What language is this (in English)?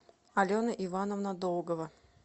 Russian